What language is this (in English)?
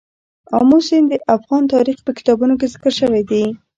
Pashto